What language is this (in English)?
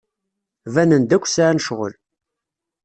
Kabyle